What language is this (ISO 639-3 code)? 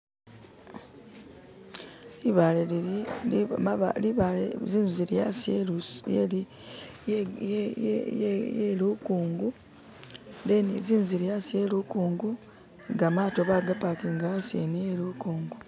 myx